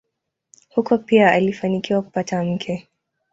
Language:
Swahili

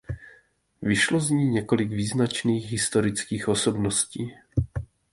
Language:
Czech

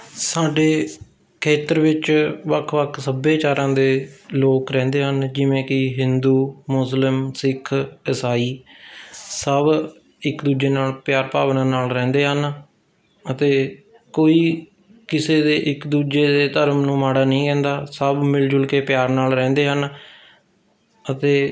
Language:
Punjabi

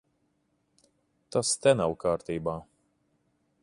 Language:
Latvian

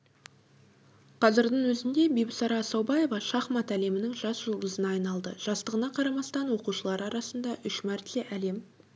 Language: Kazakh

